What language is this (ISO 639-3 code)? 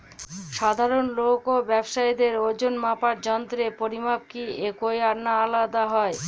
ben